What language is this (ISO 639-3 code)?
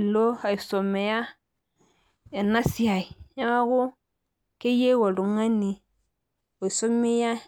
mas